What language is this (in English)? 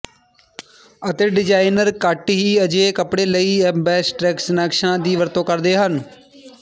Punjabi